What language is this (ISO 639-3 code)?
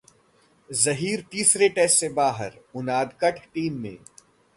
hin